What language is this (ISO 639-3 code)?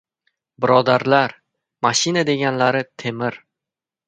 uzb